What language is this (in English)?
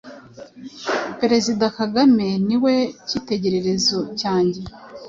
Kinyarwanda